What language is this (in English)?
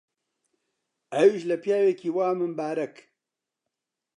Central Kurdish